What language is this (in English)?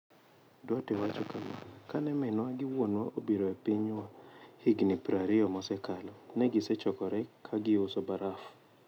Luo (Kenya and Tanzania)